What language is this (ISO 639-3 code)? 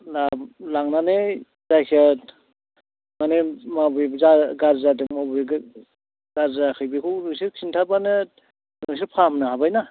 brx